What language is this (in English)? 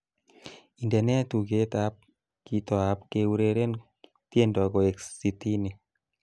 Kalenjin